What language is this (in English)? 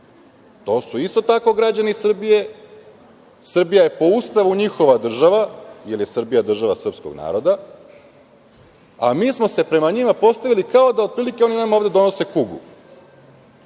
Serbian